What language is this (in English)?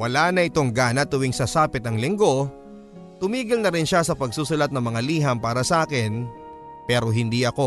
Filipino